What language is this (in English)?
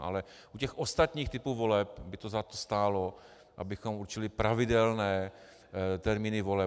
Czech